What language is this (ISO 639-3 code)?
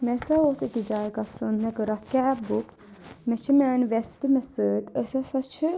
kas